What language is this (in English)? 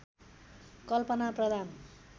Nepali